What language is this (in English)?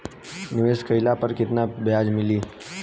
Bhojpuri